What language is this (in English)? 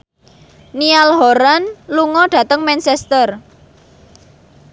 Javanese